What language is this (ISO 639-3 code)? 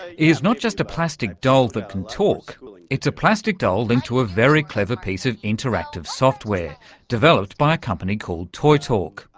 eng